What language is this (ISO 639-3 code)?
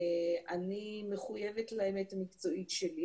heb